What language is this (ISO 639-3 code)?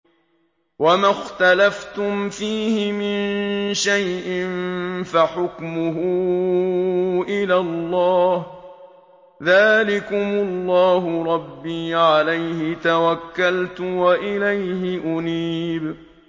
ara